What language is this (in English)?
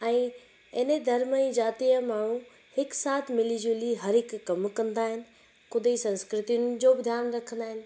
Sindhi